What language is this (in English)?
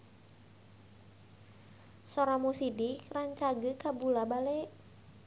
Sundanese